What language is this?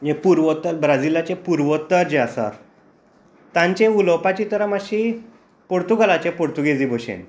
Konkani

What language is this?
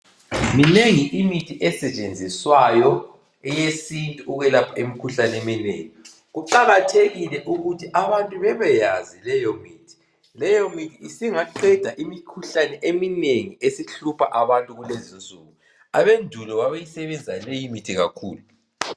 North Ndebele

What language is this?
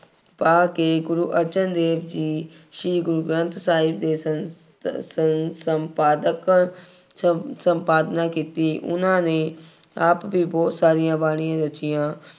Punjabi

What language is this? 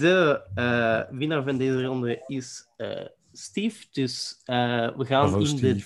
Dutch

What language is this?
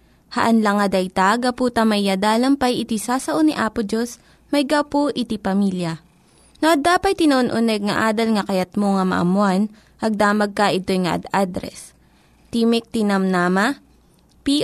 Filipino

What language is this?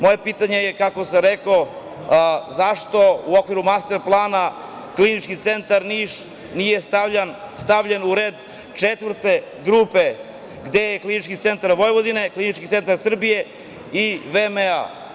Serbian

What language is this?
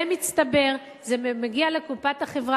Hebrew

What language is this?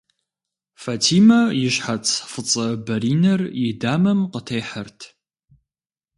Kabardian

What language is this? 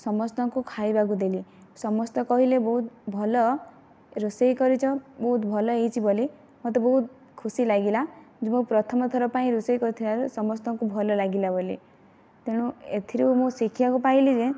Odia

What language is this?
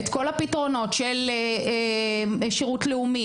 Hebrew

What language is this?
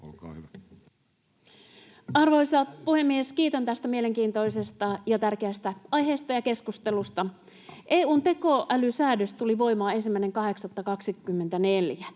Finnish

